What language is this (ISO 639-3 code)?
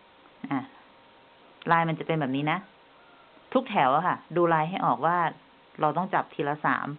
tha